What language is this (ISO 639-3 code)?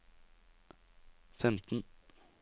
nor